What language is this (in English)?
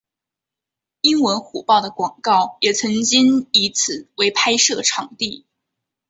Chinese